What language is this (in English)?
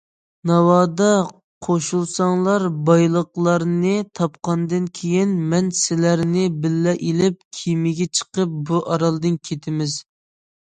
Uyghur